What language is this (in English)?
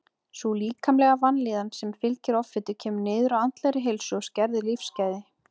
Icelandic